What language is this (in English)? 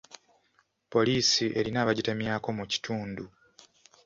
Ganda